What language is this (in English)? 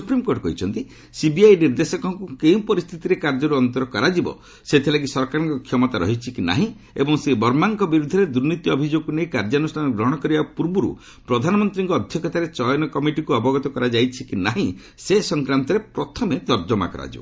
Odia